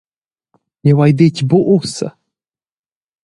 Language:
Romansh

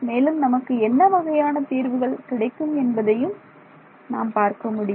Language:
Tamil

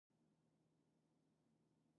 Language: Japanese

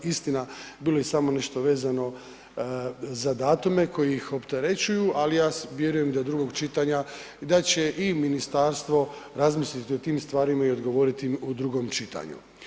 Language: Croatian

